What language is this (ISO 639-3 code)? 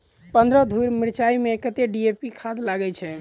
mai